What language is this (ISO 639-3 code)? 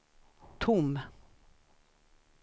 swe